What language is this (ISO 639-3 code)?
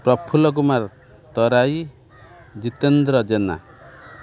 ori